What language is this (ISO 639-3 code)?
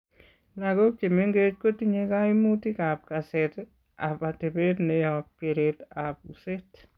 kln